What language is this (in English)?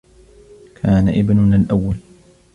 Arabic